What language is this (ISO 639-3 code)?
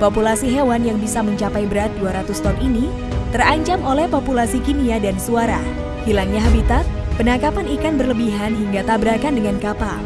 ind